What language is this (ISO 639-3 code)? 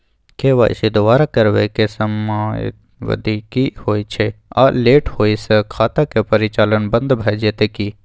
mai